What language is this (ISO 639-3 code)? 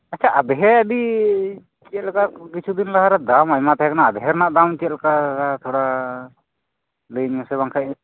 sat